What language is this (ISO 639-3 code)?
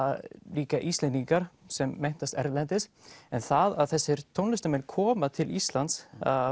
isl